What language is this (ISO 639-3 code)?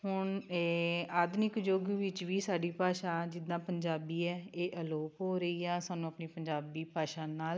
pan